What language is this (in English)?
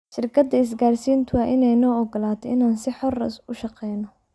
Somali